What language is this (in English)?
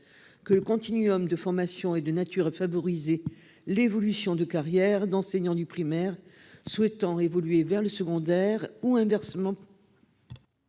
French